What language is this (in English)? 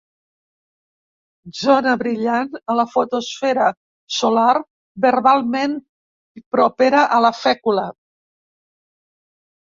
Catalan